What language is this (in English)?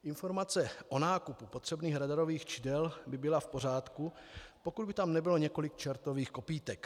Czech